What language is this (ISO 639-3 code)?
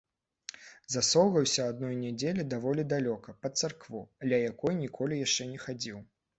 bel